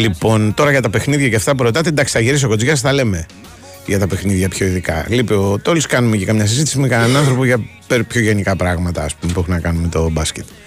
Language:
Greek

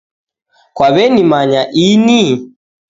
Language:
Taita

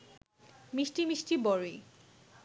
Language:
Bangla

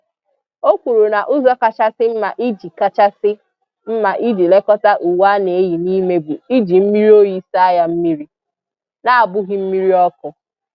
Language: Igbo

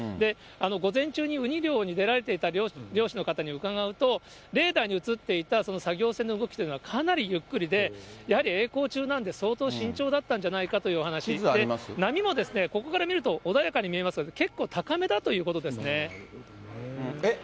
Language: Japanese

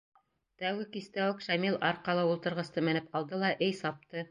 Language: Bashkir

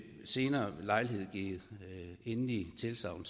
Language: Danish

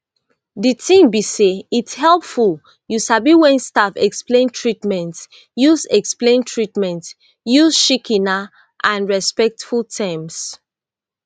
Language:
Nigerian Pidgin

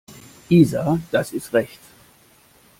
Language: German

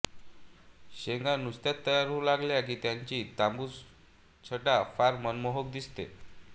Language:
Marathi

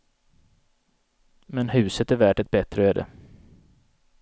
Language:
Swedish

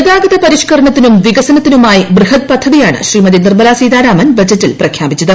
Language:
Malayalam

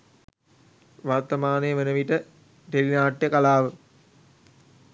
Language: Sinhala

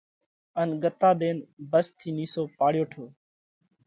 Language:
Parkari Koli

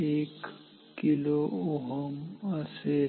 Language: Marathi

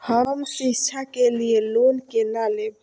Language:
Maithili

